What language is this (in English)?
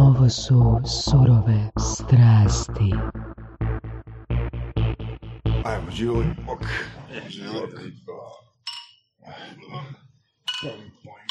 Croatian